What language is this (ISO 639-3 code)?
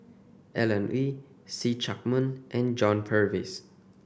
eng